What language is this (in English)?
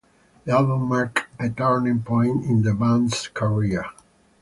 English